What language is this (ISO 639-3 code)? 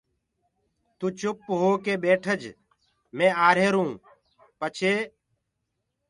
ggg